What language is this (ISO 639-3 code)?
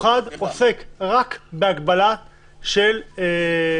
heb